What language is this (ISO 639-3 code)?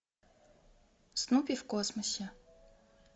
rus